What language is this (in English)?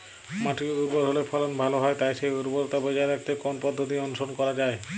Bangla